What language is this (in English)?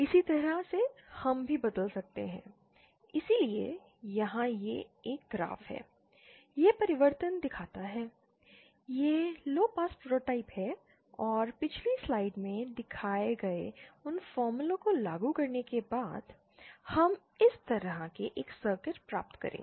Hindi